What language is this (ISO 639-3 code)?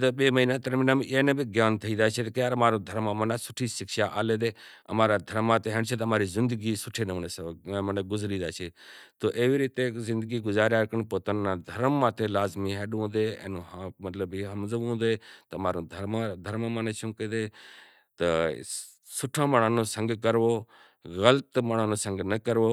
gjk